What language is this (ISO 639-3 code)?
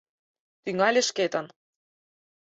chm